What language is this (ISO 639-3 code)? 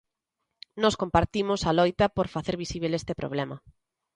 glg